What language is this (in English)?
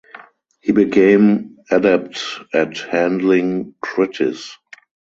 English